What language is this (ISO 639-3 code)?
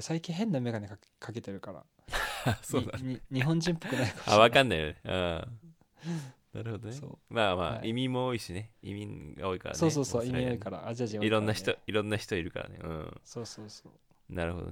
jpn